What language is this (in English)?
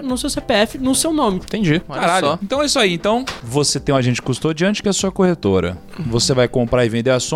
Portuguese